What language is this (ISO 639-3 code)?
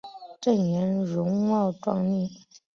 zho